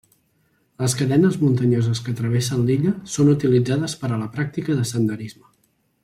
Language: Catalan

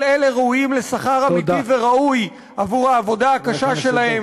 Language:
Hebrew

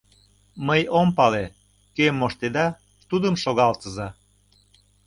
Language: Mari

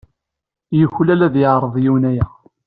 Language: Kabyle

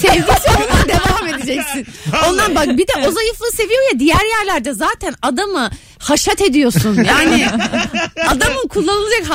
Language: Turkish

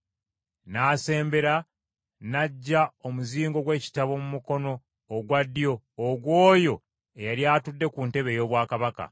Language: Ganda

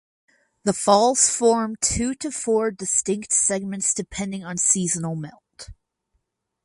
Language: English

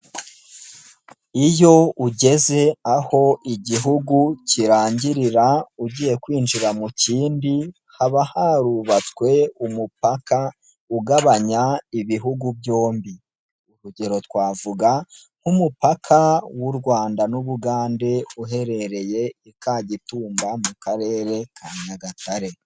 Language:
Kinyarwanda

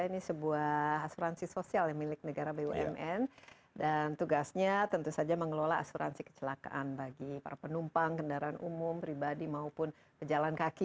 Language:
Indonesian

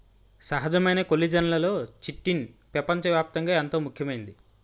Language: Telugu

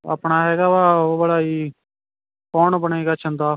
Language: Punjabi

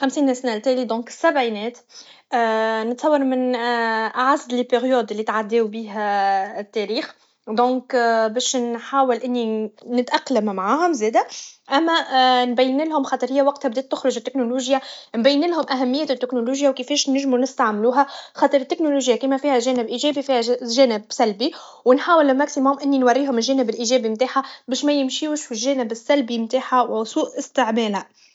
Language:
Tunisian Arabic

